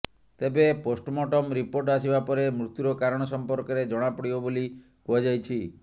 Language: Odia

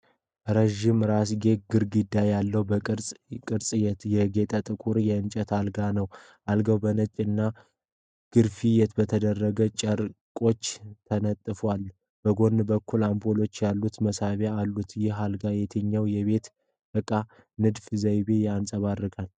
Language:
Amharic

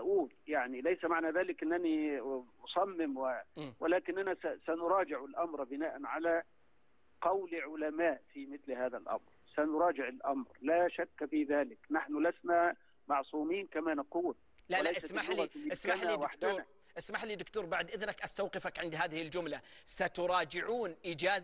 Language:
Arabic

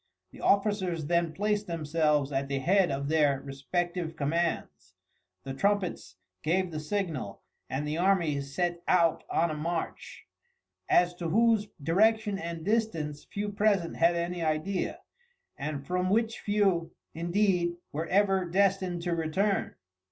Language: English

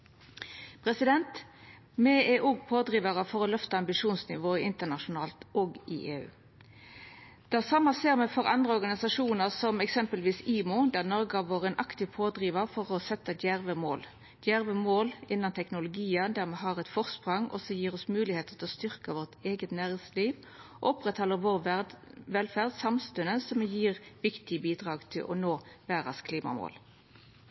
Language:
Norwegian Nynorsk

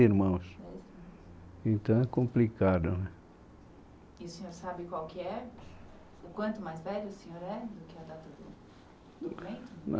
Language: Portuguese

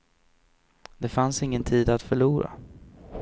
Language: Swedish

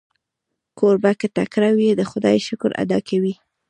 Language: Pashto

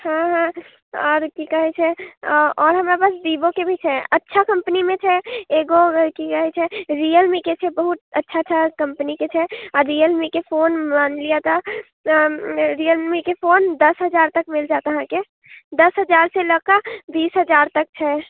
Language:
Maithili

